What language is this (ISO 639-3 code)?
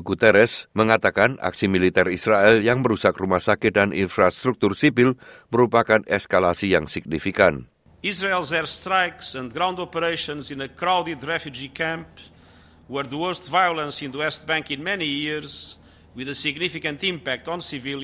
ind